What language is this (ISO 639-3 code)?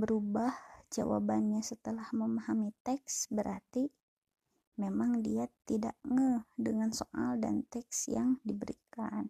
ind